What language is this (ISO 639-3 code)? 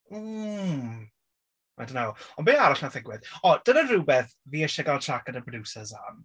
cym